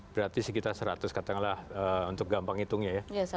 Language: Indonesian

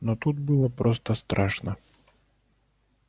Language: Russian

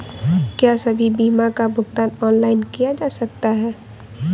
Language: Hindi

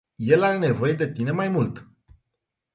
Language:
Romanian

